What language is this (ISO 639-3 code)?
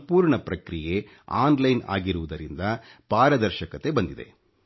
kan